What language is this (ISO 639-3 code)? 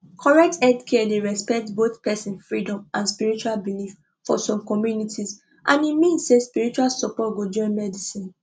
pcm